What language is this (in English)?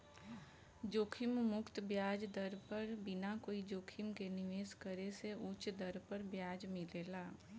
Bhojpuri